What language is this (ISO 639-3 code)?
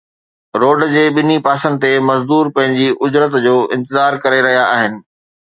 snd